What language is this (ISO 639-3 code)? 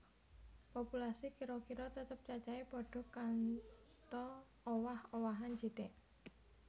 jav